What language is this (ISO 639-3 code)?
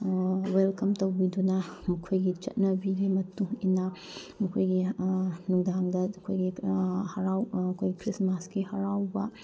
mni